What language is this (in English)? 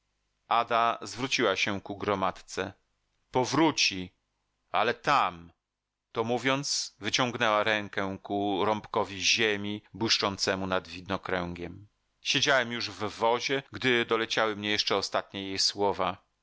Polish